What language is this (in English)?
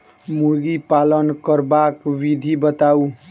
Maithili